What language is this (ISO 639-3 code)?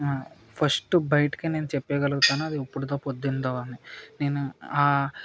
tel